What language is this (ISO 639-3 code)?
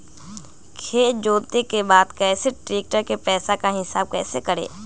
mag